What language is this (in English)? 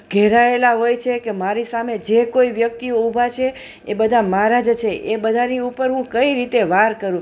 Gujarati